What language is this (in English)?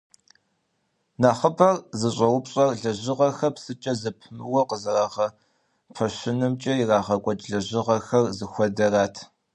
Kabardian